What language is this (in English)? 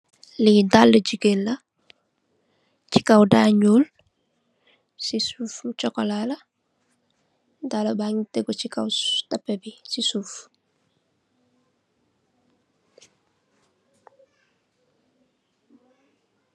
Wolof